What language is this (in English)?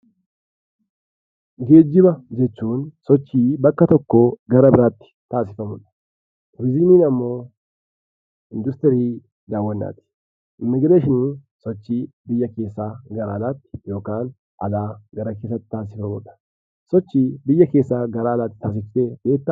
Oromo